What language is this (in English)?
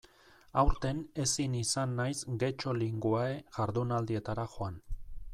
Basque